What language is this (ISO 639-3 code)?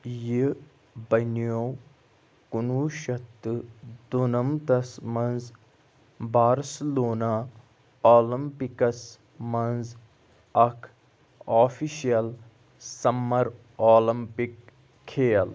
kas